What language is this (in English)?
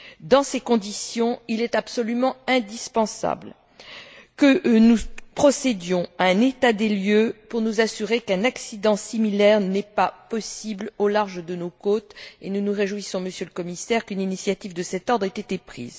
French